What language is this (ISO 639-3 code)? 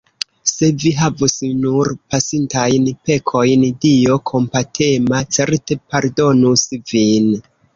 epo